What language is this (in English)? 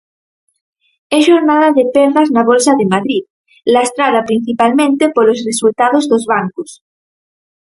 Galician